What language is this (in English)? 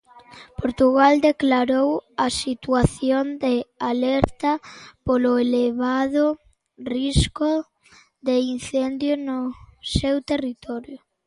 Galician